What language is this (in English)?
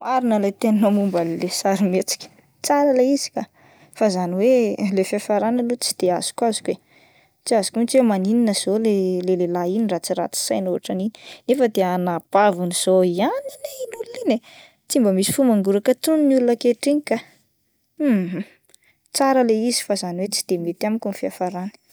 Malagasy